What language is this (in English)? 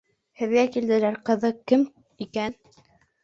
Bashkir